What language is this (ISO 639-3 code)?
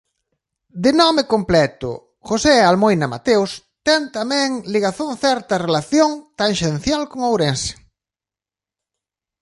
glg